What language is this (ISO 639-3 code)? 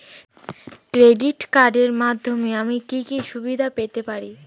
ben